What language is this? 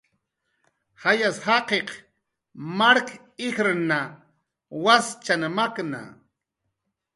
Jaqaru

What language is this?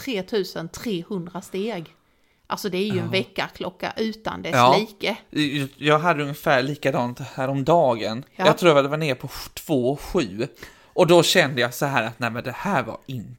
Swedish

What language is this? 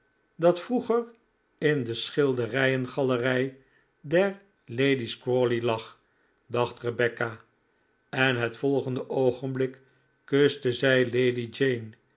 Dutch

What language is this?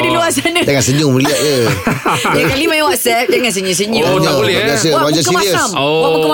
Malay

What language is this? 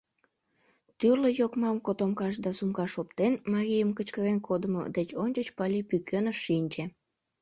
Mari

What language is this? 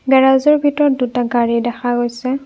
Assamese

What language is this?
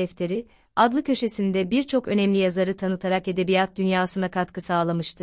Turkish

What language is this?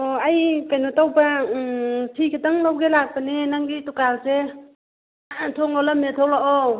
Manipuri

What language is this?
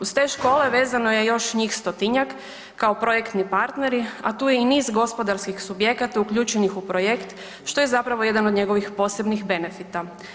Croatian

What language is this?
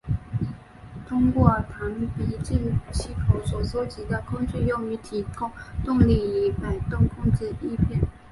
Chinese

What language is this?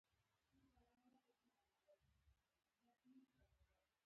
Pashto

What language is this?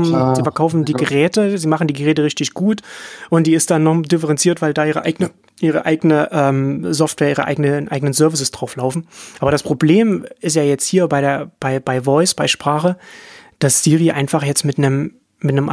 German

